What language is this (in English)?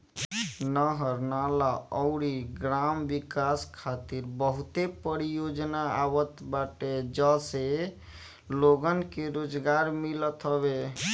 Bhojpuri